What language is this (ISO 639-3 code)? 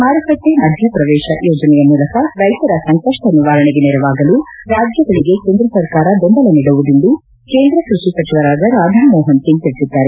kan